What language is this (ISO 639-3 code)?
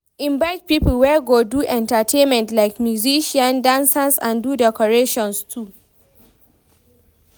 pcm